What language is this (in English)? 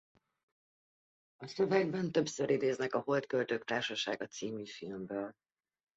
Hungarian